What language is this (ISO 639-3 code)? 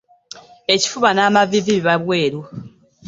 lug